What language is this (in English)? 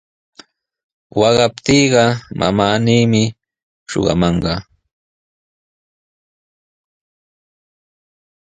Sihuas Ancash Quechua